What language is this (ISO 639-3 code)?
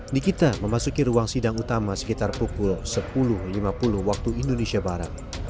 ind